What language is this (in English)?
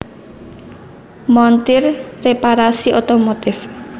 Javanese